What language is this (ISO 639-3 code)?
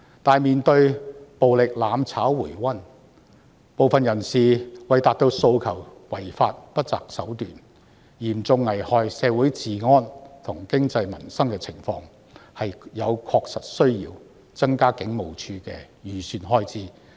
yue